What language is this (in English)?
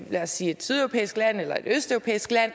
Danish